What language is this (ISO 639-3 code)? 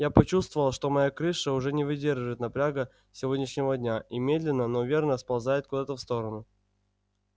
rus